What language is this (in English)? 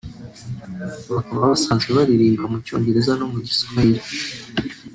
Kinyarwanda